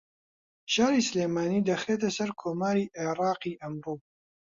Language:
Central Kurdish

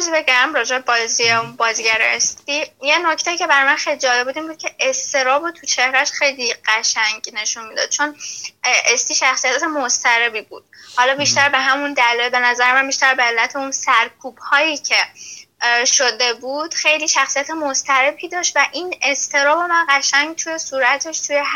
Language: Persian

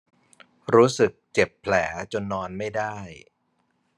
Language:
Thai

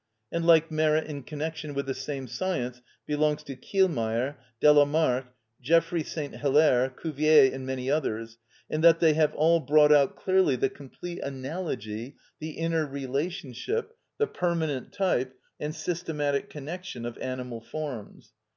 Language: English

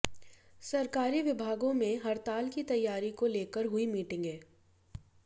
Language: Hindi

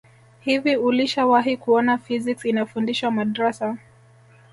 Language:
Swahili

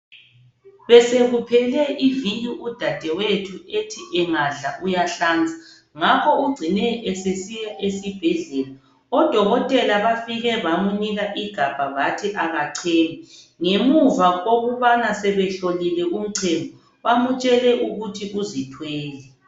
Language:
North Ndebele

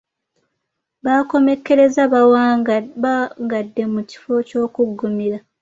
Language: Ganda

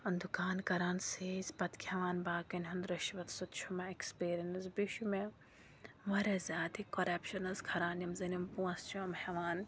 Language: Kashmiri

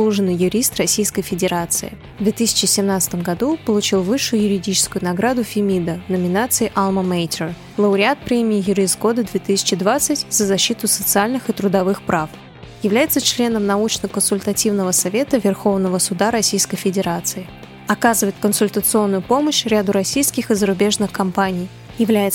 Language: Russian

